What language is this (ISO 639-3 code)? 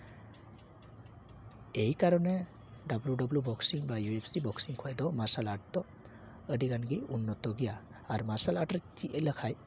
sat